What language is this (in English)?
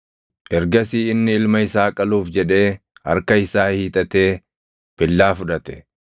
Oromo